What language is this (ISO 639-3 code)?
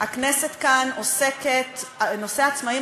heb